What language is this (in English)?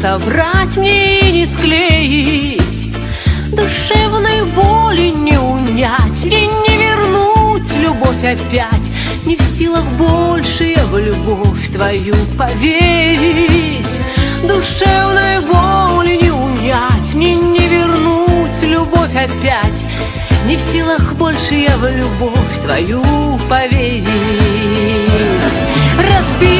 Russian